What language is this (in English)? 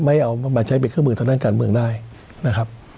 Thai